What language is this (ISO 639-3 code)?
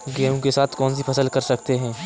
hin